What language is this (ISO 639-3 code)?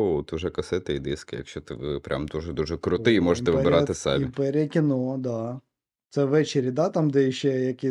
ukr